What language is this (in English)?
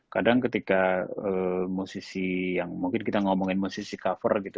Indonesian